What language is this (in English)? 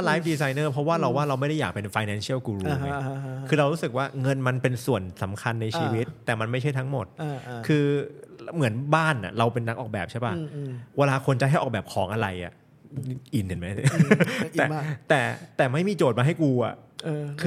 Thai